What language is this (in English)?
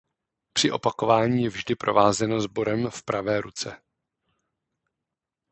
Czech